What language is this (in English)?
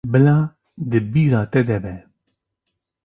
Kurdish